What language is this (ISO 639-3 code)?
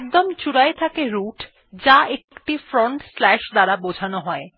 ben